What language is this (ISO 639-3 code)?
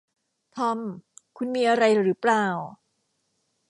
tha